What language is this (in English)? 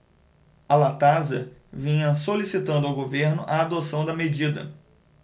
Portuguese